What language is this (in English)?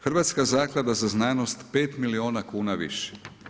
Croatian